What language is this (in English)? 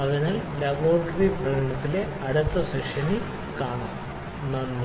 Malayalam